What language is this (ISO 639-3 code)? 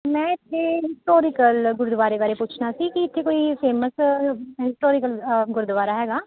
pan